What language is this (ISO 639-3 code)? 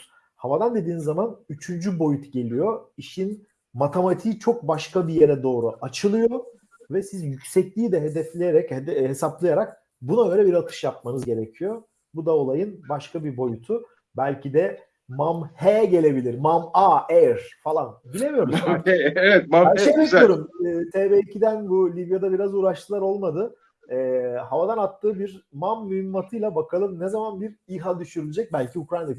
tur